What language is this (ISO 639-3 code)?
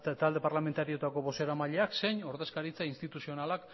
eus